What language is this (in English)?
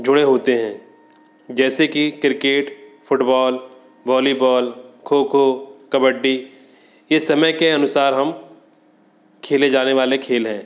Hindi